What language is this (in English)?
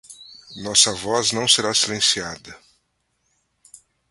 Portuguese